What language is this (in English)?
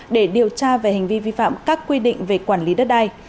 Vietnamese